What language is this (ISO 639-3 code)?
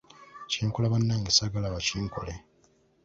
lug